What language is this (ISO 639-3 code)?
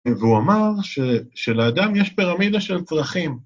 heb